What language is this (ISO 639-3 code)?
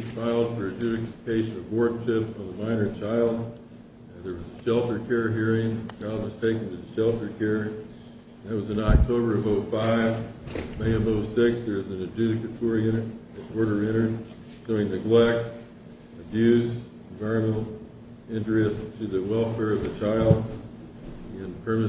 eng